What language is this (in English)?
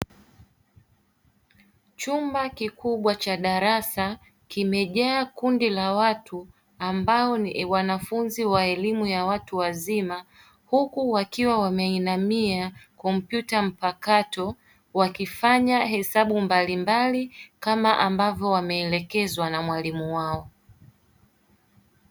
Swahili